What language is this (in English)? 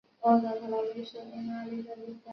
Chinese